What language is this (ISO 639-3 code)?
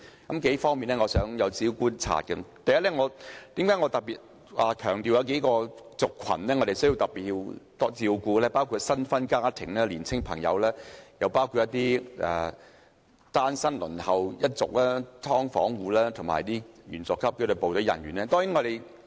yue